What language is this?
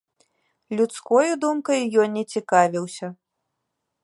Belarusian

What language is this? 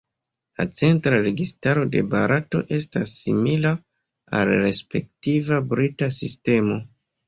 Esperanto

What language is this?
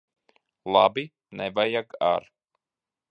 Latvian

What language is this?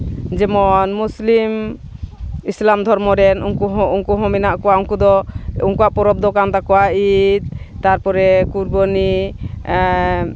Santali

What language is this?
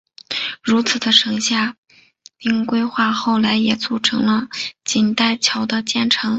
Chinese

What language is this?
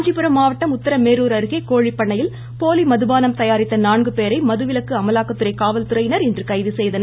Tamil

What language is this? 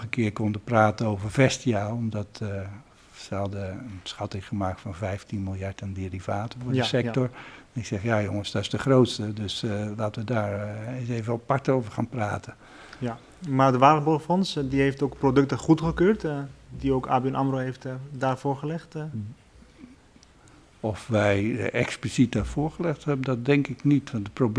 Dutch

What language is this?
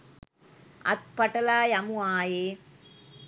Sinhala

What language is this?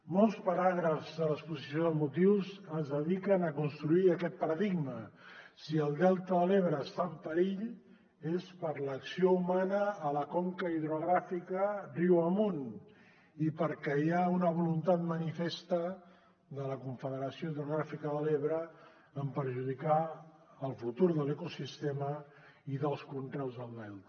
Catalan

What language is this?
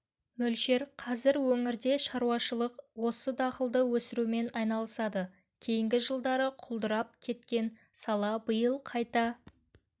Kazakh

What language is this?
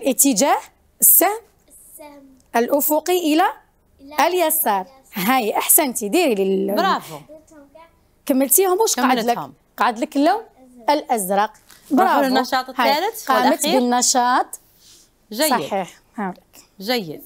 Arabic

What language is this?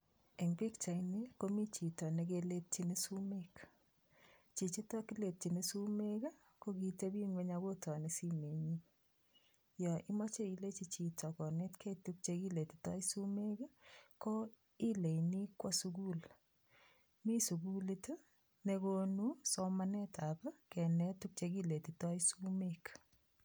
Kalenjin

